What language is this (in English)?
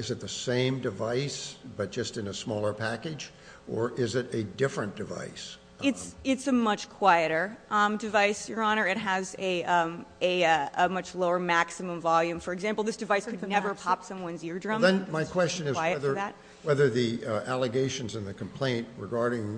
English